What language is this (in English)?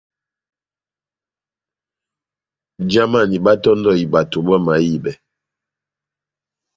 Batanga